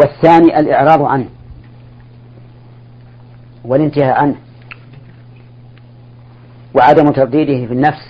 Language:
Arabic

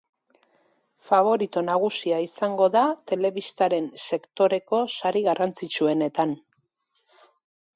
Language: Basque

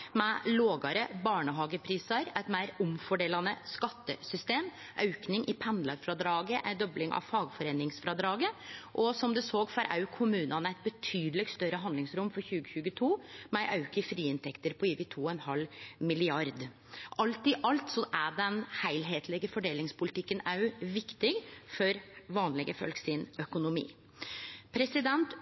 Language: Norwegian Nynorsk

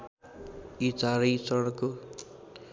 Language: Nepali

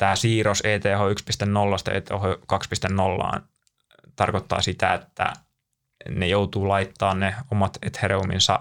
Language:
Finnish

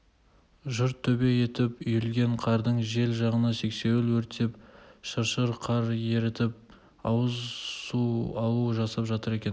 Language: Kazakh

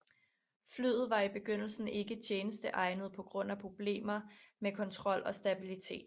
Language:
Danish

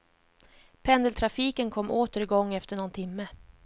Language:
Swedish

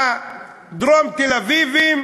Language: Hebrew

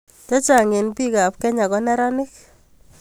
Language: Kalenjin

